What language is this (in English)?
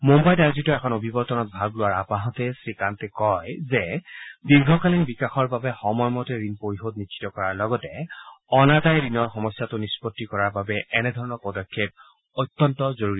Assamese